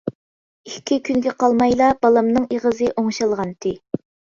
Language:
Uyghur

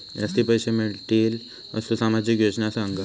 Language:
Marathi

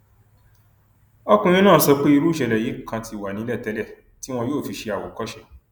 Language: Yoruba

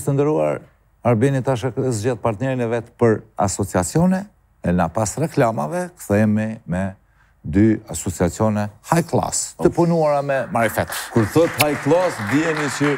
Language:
Romanian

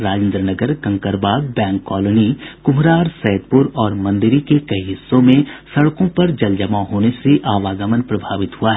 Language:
Hindi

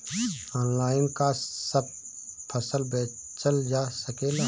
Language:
Bhojpuri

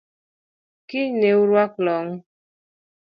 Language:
Luo (Kenya and Tanzania)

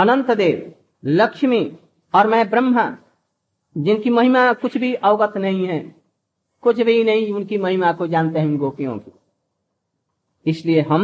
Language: Hindi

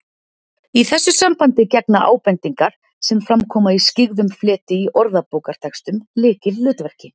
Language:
Icelandic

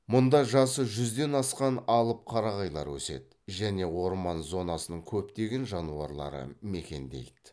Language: Kazakh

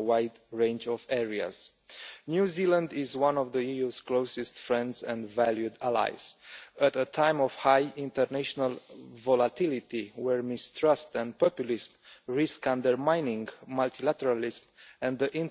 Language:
English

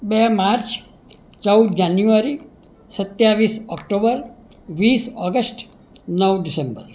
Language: Gujarati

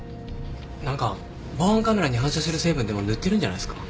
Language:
Japanese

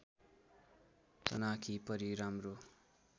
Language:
Nepali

